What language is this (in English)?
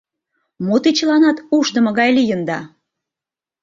Mari